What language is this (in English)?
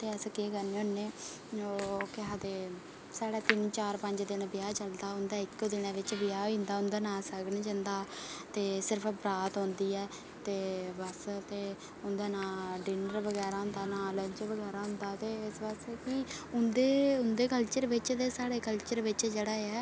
Dogri